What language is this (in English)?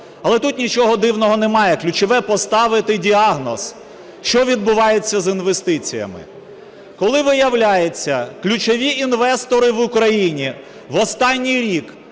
Ukrainian